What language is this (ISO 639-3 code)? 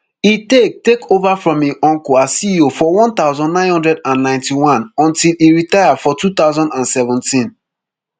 pcm